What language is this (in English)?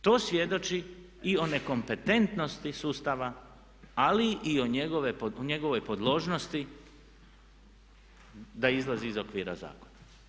Croatian